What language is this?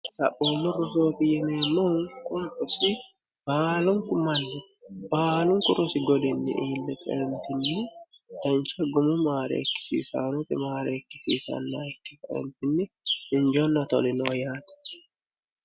Sidamo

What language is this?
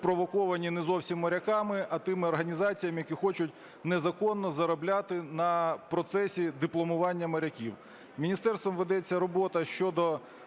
Ukrainian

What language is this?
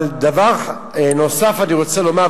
Hebrew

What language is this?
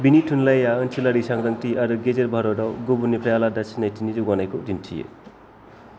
Bodo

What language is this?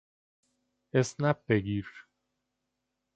Persian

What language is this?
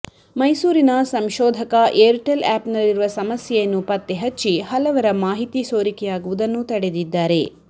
Kannada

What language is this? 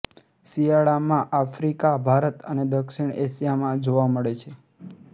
Gujarati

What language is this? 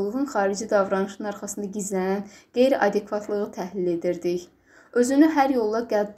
Turkish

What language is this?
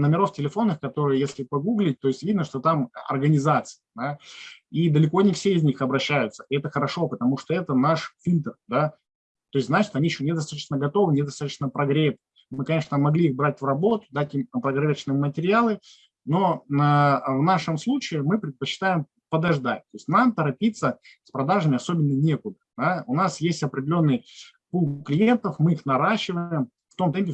Russian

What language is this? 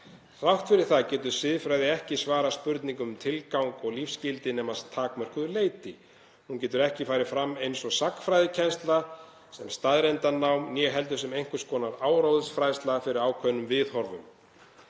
Icelandic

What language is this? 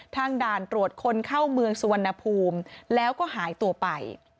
Thai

